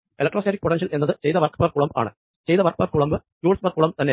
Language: Malayalam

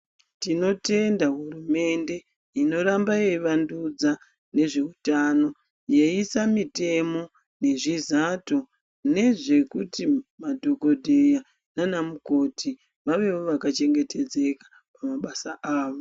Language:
Ndau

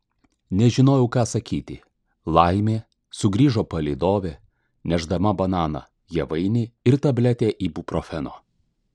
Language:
Lithuanian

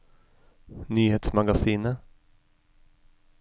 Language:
Norwegian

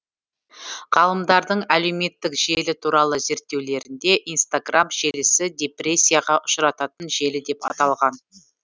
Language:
Kazakh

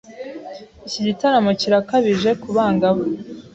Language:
Kinyarwanda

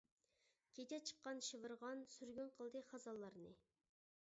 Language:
Uyghur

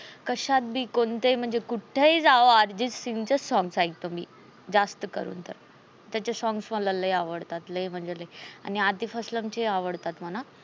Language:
Marathi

